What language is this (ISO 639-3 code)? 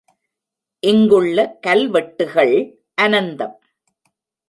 tam